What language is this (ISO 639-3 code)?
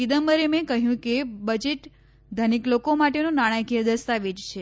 guj